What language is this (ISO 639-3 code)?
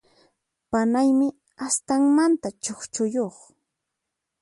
qxp